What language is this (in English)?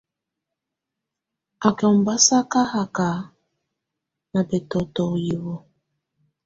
Tunen